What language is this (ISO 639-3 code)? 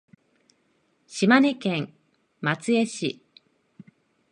jpn